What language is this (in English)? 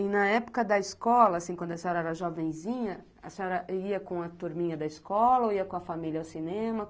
Portuguese